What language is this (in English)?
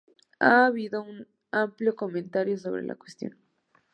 Spanish